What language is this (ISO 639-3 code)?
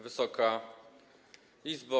pol